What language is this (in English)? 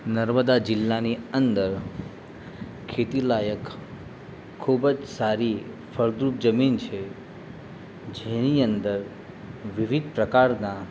Gujarati